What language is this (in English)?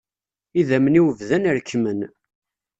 Kabyle